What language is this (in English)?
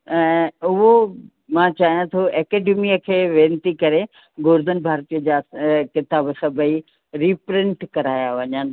Sindhi